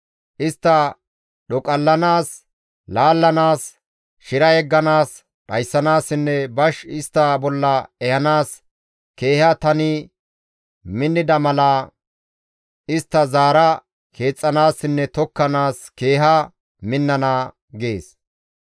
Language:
Gamo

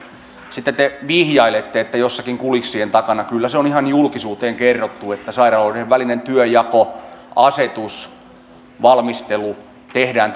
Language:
Finnish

